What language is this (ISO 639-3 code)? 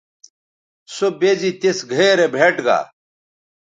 btv